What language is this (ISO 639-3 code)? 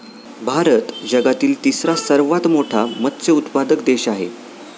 mar